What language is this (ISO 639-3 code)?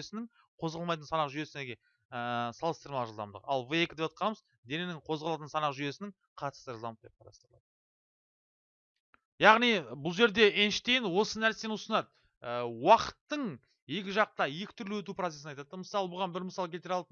tur